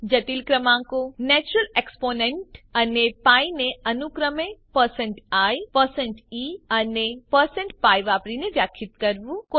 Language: Gujarati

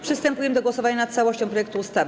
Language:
Polish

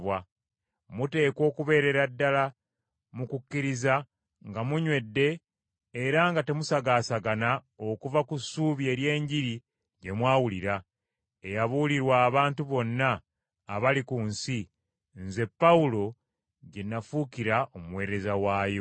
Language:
Ganda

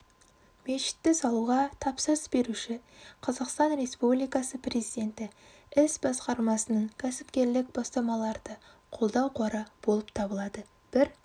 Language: Kazakh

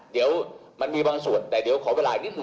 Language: Thai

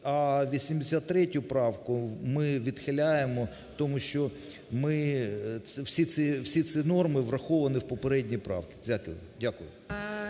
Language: Ukrainian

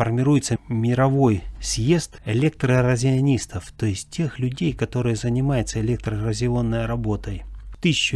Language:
Russian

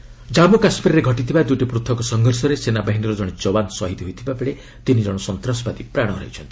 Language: Odia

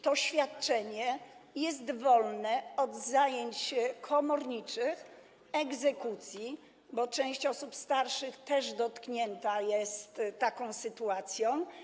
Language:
Polish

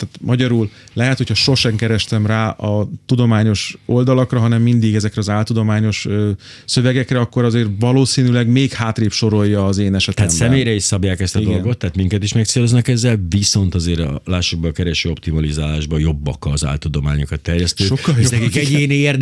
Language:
Hungarian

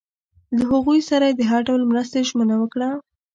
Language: Pashto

